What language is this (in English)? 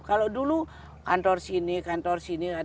Indonesian